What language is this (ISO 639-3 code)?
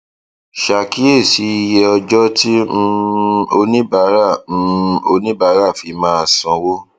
yor